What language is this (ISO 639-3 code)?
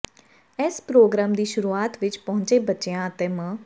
pan